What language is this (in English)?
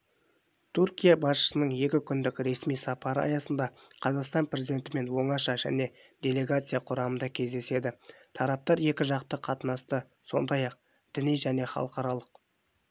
Kazakh